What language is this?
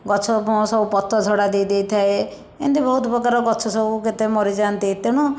Odia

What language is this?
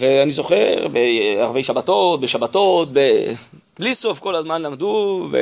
Hebrew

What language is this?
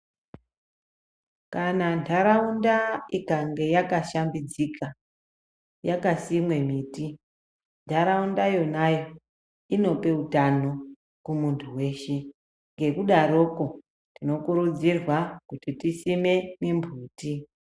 Ndau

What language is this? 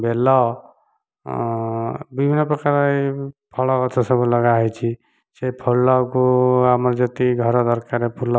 Odia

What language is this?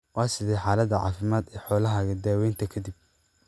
Somali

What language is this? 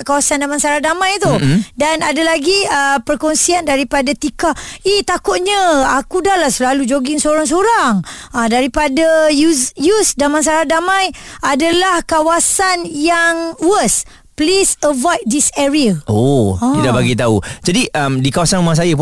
Malay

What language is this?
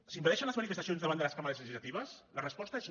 Catalan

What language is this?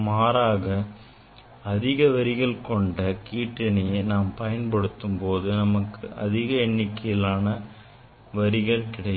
Tamil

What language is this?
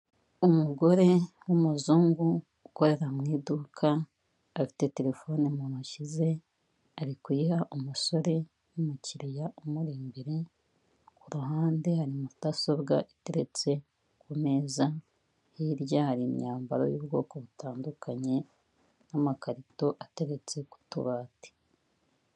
Kinyarwanda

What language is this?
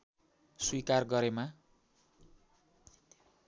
Nepali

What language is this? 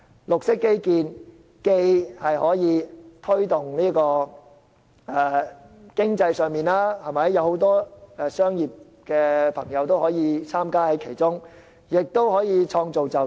Cantonese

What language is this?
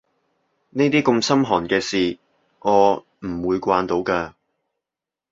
Cantonese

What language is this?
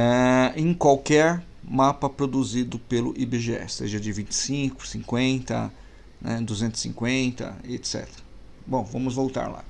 Portuguese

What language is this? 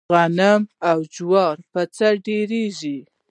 Pashto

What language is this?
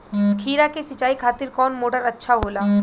Bhojpuri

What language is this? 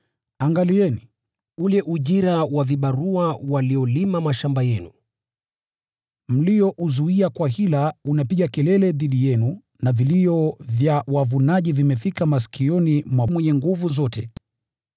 Swahili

